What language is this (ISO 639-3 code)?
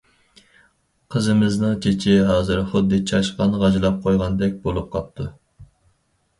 uig